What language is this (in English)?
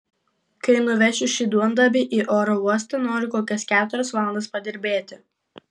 Lithuanian